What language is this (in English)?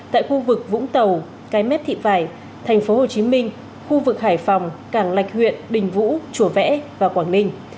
Vietnamese